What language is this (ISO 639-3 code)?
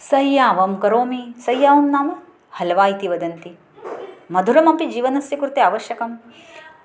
san